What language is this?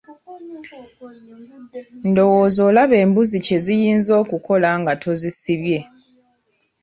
Ganda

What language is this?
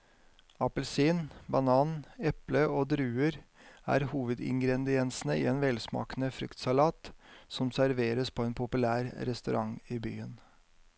Norwegian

